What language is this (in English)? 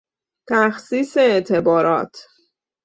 Persian